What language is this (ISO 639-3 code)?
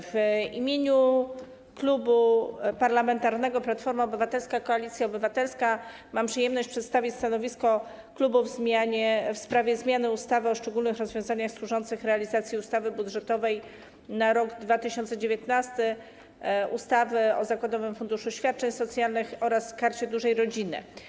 pol